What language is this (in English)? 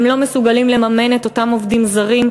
Hebrew